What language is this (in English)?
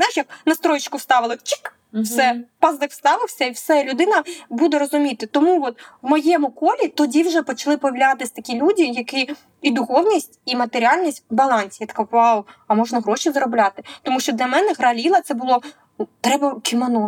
Ukrainian